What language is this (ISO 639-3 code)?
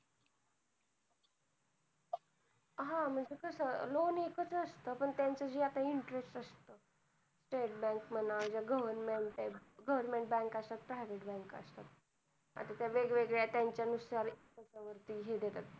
mar